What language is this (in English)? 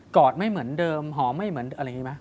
Thai